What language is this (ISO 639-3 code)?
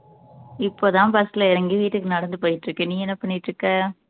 tam